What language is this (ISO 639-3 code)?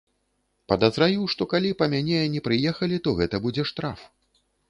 bel